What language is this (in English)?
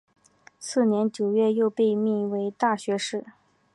Chinese